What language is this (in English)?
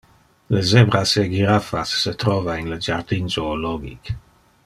Interlingua